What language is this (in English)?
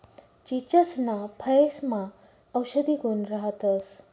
Marathi